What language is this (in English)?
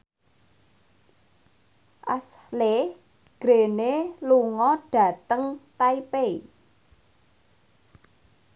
Javanese